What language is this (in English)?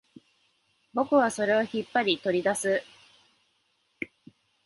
Japanese